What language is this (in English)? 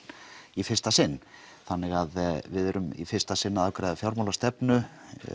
Icelandic